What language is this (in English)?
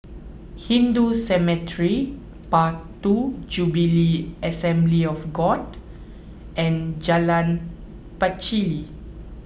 English